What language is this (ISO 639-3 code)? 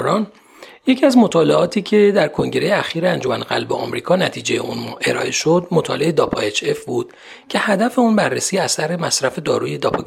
fas